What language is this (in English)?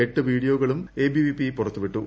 Malayalam